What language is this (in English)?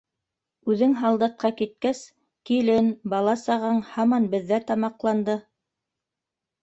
Bashkir